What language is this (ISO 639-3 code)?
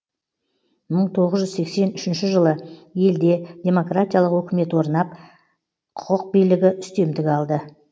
kaz